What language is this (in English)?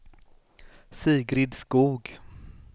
Swedish